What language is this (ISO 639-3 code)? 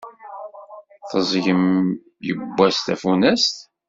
kab